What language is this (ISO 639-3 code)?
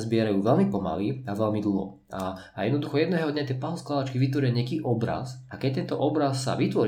slk